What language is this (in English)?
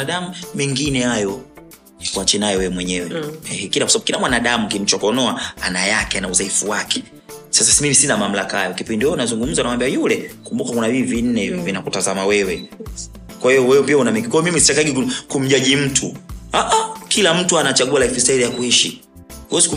Swahili